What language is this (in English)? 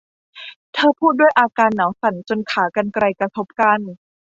Thai